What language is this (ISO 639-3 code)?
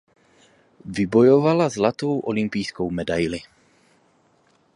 ces